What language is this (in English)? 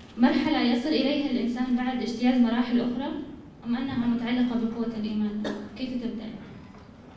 Arabic